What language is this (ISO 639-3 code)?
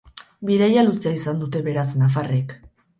eus